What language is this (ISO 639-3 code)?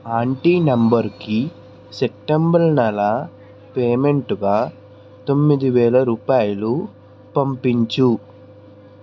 tel